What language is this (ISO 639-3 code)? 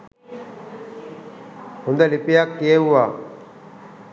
sin